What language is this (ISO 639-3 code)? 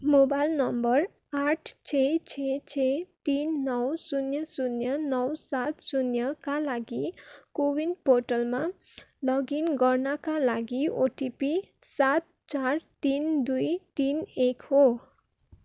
nep